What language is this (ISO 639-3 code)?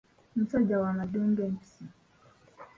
lug